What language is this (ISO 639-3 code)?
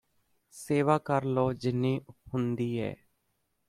pan